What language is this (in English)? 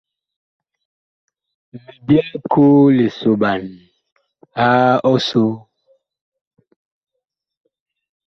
Bakoko